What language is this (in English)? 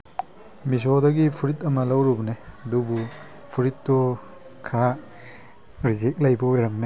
Manipuri